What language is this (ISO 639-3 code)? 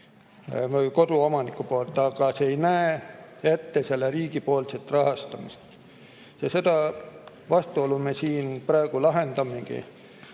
est